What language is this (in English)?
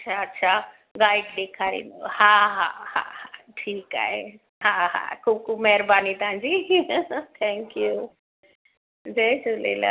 Sindhi